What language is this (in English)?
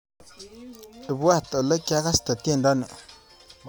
Kalenjin